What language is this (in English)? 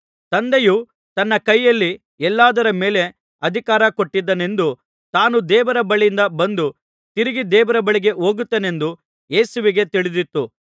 Kannada